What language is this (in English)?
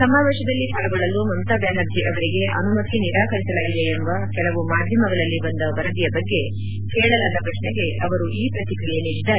Kannada